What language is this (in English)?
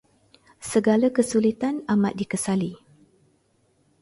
Malay